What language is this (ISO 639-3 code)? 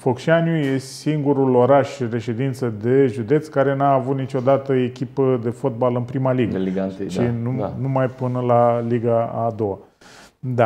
ron